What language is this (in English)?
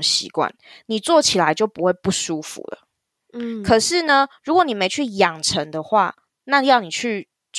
Chinese